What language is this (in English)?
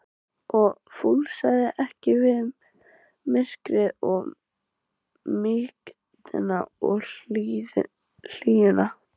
Icelandic